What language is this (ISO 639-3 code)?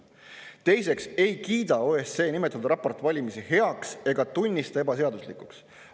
est